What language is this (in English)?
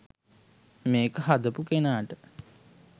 Sinhala